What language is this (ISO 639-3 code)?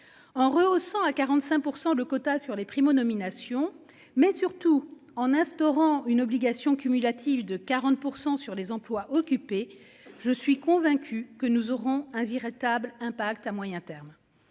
fra